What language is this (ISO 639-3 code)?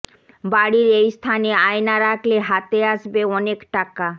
ben